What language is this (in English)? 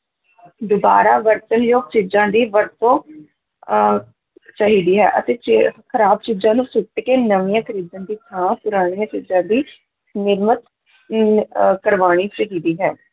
Punjabi